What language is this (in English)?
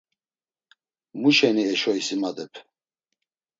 Laz